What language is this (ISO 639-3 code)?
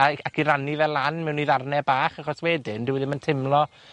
cym